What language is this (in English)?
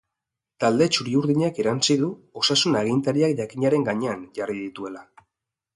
Basque